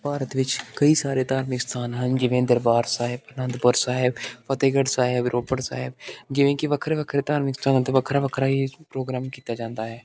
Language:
Punjabi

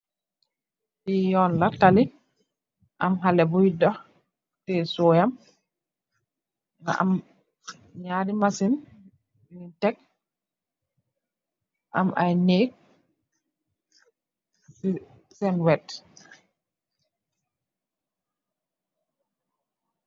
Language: Wolof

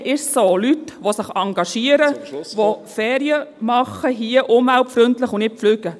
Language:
Swiss German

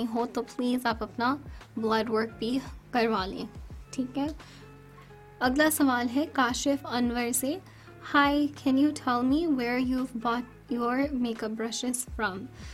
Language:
Urdu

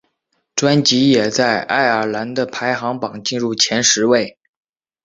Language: Chinese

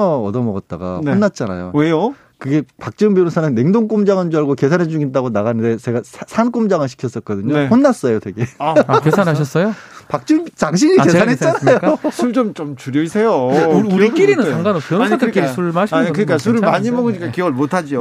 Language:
Korean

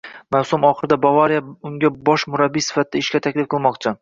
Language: Uzbek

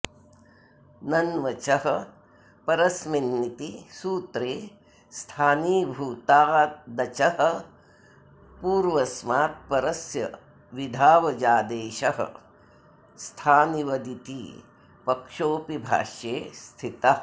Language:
Sanskrit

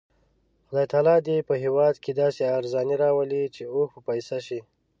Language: Pashto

